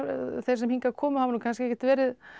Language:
Icelandic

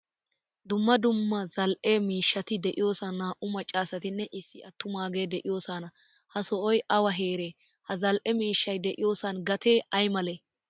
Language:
Wolaytta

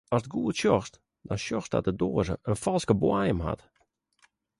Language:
Western Frisian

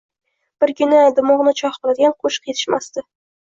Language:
Uzbek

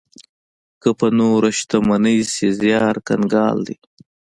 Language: Pashto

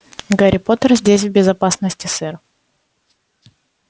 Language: Russian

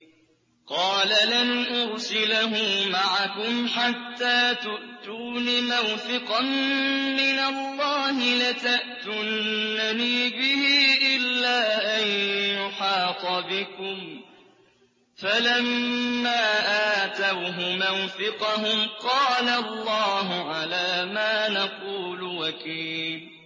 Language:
Arabic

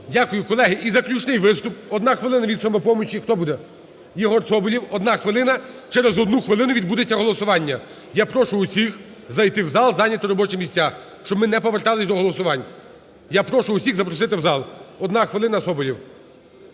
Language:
Ukrainian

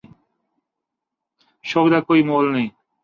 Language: Urdu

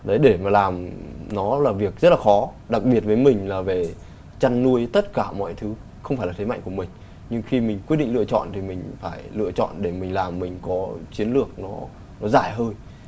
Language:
Vietnamese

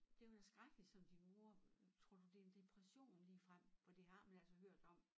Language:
Danish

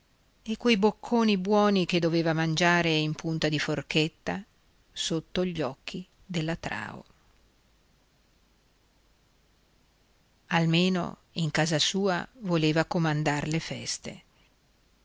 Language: Italian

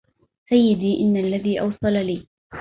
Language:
Arabic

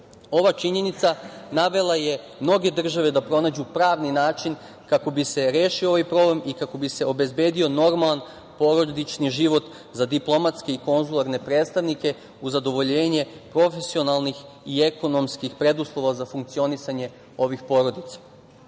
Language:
Serbian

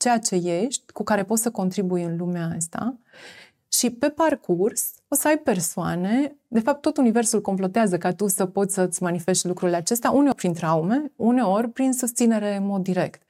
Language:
Romanian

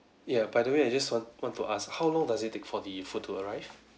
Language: English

